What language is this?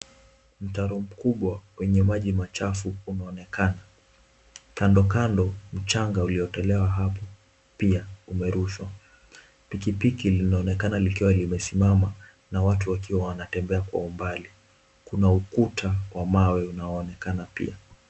Swahili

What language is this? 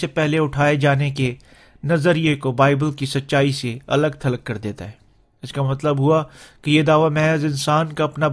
Urdu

